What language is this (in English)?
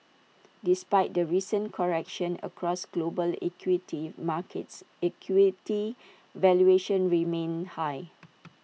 English